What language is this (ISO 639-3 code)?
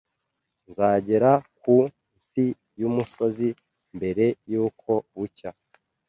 kin